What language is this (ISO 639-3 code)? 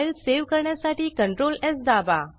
mar